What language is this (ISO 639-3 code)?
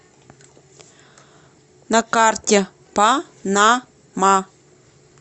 rus